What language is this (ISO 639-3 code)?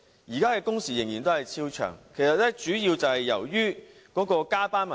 yue